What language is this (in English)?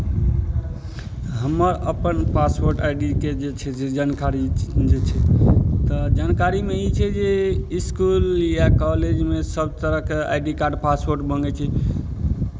Maithili